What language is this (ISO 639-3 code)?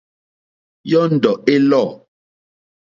bri